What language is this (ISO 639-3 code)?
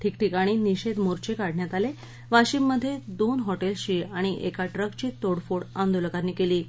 mar